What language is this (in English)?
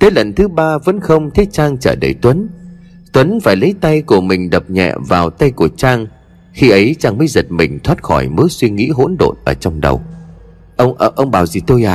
Vietnamese